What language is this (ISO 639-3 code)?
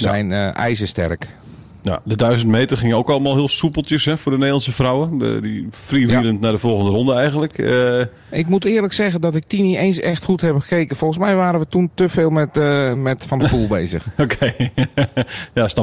nld